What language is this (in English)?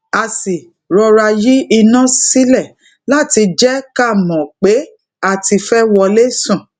Yoruba